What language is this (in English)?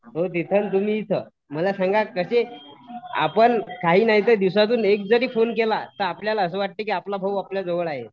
Marathi